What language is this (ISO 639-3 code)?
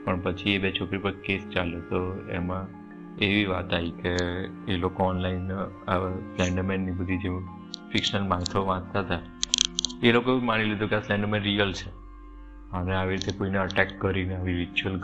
guj